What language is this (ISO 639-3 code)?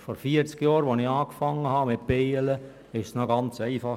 gsw